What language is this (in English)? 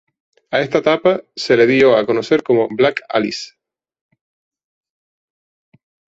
Spanish